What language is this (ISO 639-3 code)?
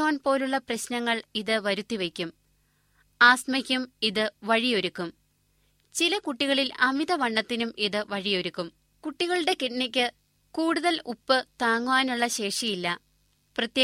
mal